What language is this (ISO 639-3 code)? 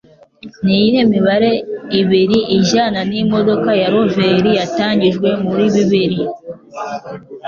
kin